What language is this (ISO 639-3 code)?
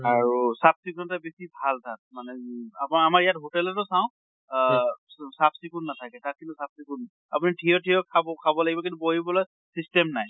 asm